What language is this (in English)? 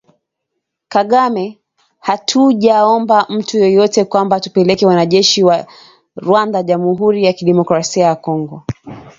Swahili